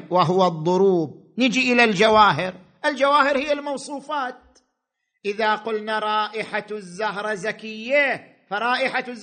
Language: Arabic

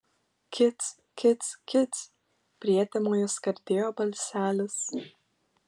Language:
Lithuanian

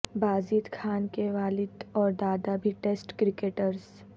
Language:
Urdu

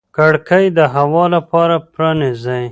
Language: Pashto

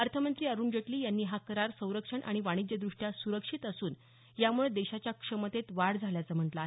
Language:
Marathi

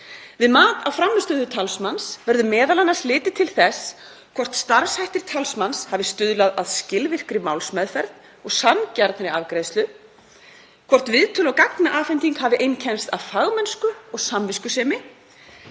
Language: Icelandic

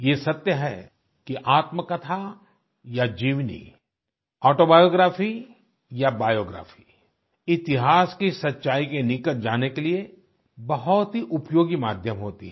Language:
Hindi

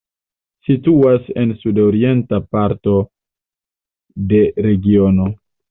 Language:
Esperanto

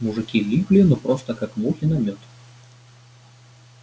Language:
Russian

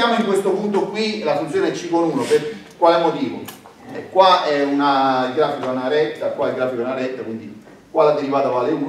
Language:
Italian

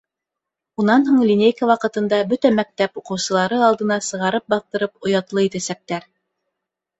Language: Bashkir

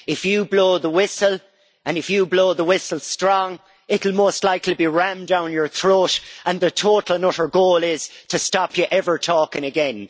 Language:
English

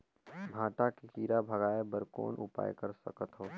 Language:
Chhattisgarhi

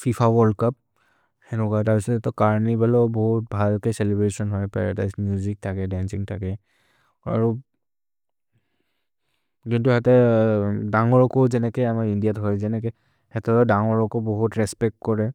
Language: Maria (India)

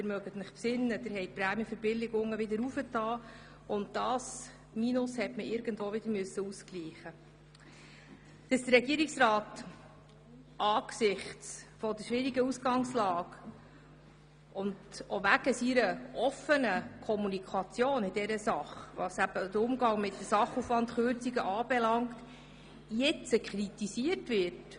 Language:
Swiss German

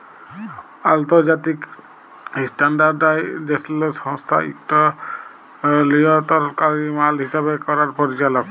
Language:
Bangla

